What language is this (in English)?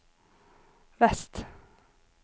Norwegian